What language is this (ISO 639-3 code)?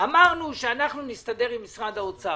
heb